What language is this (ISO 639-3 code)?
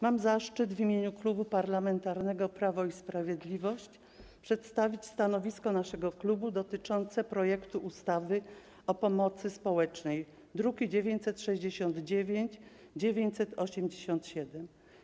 pol